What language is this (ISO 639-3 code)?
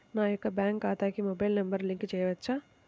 tel